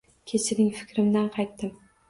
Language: Uzbek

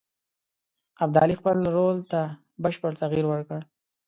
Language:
Pashto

